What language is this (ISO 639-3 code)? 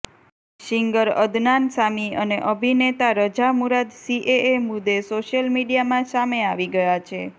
guj